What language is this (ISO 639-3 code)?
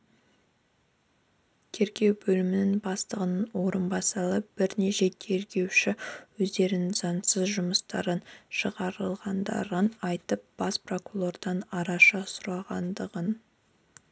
kaz